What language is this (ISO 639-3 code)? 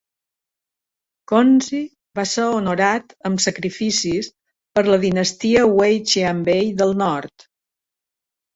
cat